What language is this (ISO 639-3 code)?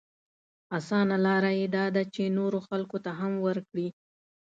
pus